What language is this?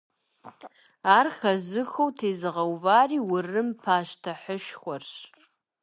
Kabardian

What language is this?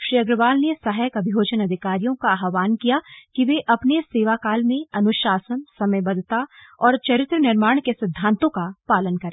Hindi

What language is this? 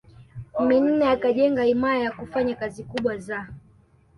Swahili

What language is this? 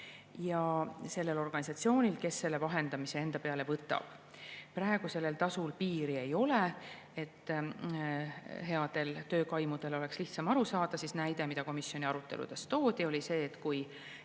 Estonian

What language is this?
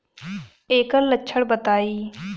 Bhojpuri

